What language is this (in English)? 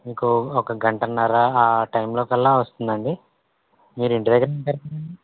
Telugu